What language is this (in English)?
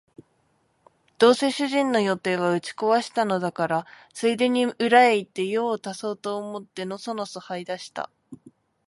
Japanese